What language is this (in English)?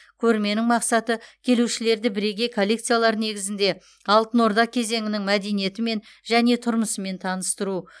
Kazakh